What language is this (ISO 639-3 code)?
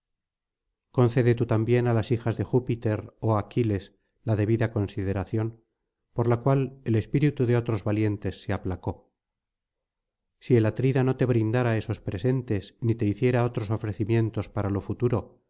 spa